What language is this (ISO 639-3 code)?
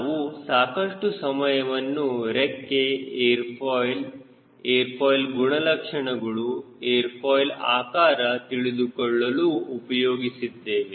kan